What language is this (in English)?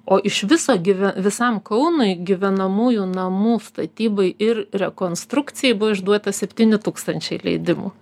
Lithuanian